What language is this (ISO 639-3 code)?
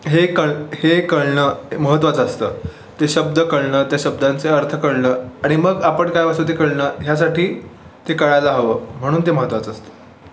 mar